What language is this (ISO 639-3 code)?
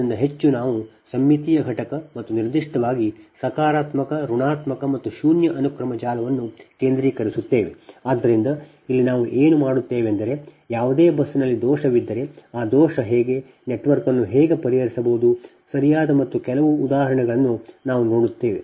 kan